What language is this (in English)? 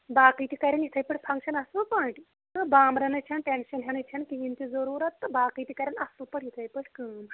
Kashmiri